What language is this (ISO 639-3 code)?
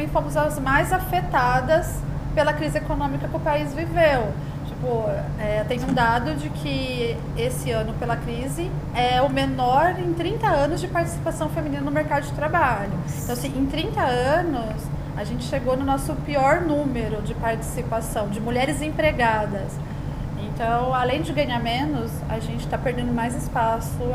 por